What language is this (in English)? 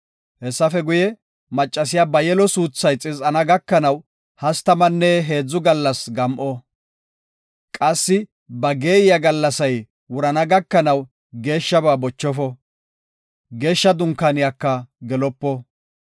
Gofa